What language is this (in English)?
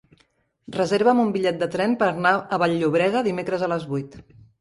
Catalan